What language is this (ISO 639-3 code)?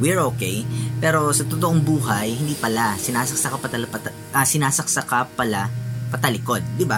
fil